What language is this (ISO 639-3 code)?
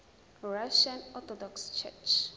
zul